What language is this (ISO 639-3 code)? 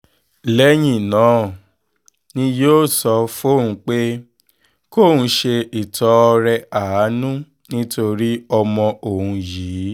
yor